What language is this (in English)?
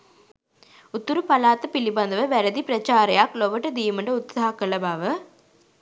Sinhala